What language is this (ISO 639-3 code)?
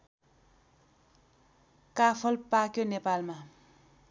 nep